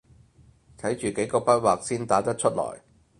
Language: Cantonese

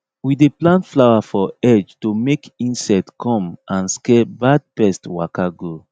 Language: Nigerian Pidgin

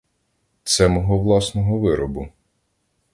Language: Ukrainian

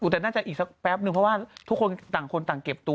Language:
Thai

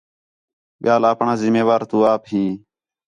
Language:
Khetrani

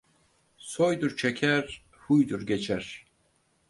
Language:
Turkish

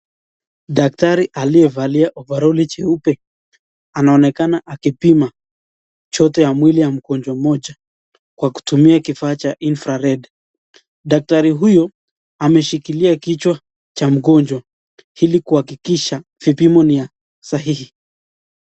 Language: Swahili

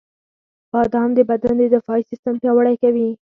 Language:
Pashto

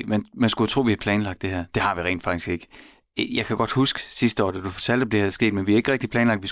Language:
Danish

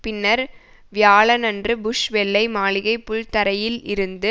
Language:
Tamil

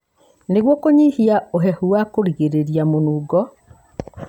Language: Kikuyu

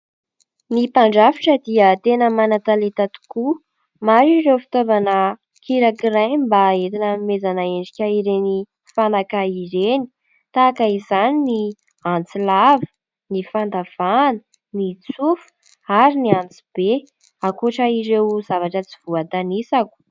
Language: Malagasy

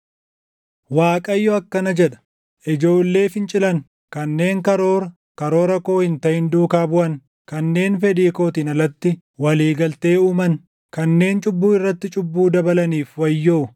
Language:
Oromo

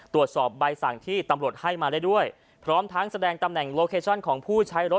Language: Thai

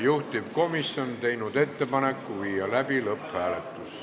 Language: Estonian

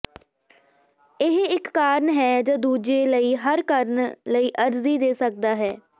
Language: Punjabi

